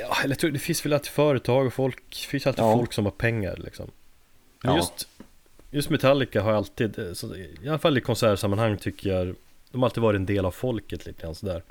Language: Swedish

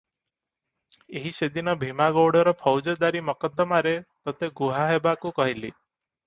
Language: Odia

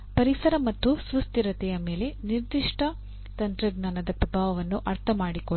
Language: Kannada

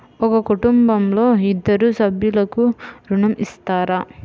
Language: Telugu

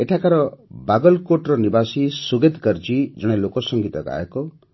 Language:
Odia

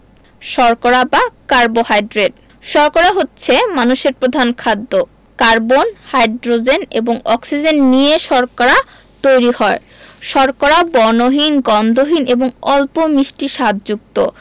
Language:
Bangla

